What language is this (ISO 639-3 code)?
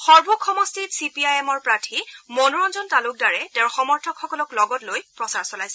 asm